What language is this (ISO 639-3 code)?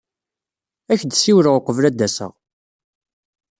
kab